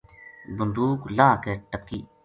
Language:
Gujari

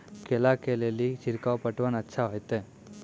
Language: Maithili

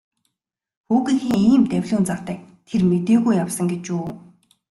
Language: Mongolian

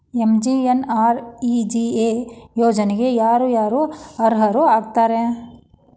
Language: Kannada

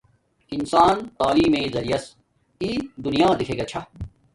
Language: Domaaki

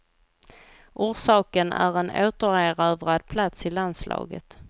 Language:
Swedish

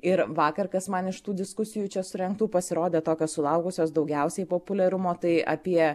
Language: Lithuanian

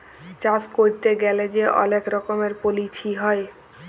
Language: Bangla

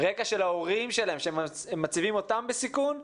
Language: Hebrew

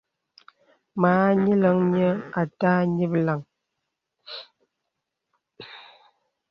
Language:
Bebele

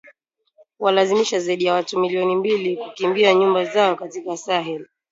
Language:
Swahili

